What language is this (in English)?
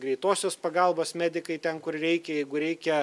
Lithuanian